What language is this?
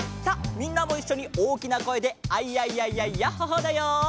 Japanese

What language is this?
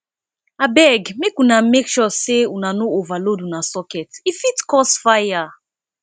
Nigerian Pidgin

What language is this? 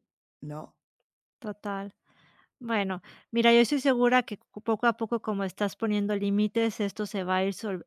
Spanish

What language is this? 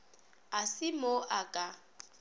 Northern Sotho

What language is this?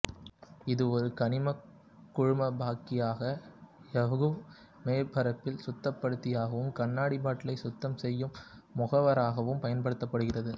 Tamil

